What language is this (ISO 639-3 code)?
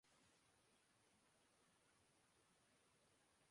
urd